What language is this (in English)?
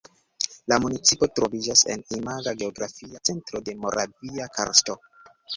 Esperanto